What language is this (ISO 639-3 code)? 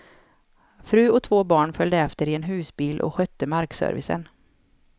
swe